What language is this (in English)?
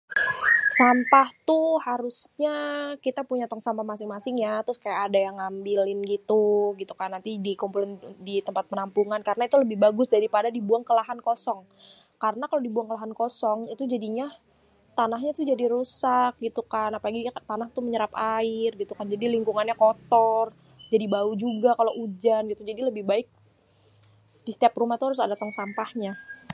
Betawi